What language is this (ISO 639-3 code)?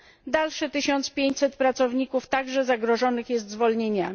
pol